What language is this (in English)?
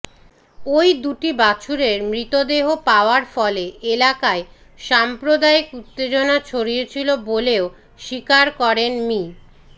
Bangla